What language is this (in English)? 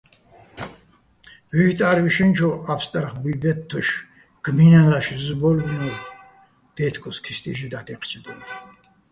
Bats